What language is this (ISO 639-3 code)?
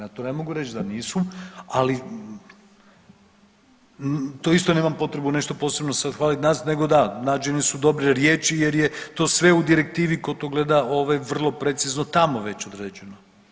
hrv